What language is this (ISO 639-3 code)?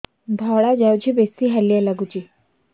ori